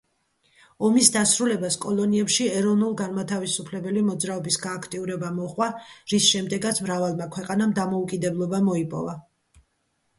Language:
Georgian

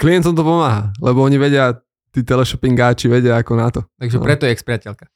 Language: Slovak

